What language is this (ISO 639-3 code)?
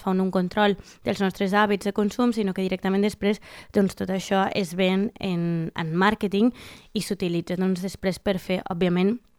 spa